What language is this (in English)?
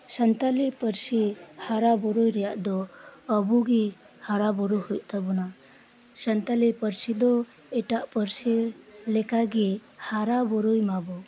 Santali